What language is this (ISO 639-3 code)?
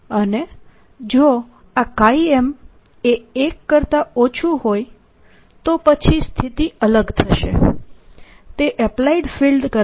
guj